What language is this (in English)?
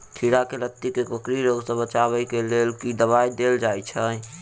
Maithili